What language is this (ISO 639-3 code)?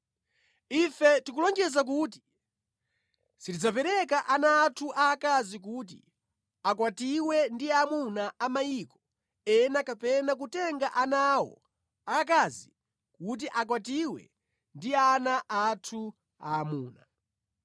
nya